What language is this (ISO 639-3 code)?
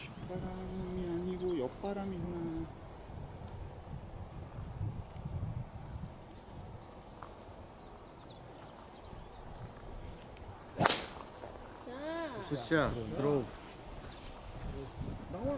kor